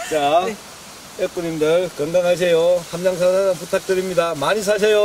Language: Korean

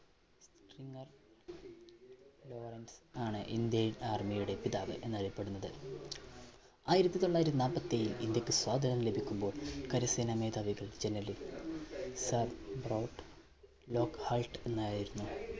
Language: Malayalam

